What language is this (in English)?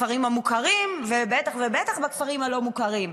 Hebrew